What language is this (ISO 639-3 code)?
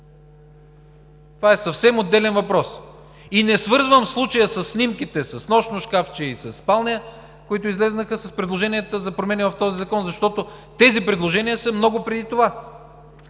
bul